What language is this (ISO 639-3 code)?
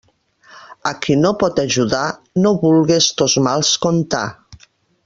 cat